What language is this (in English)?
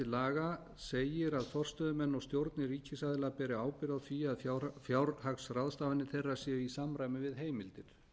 Icelandic